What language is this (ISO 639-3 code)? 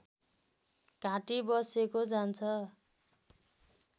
nep